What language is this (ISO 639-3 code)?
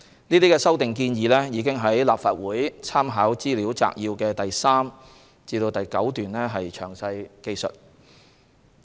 yue